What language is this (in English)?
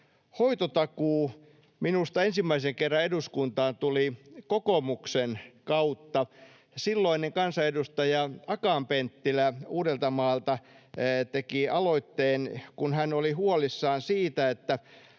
Finnish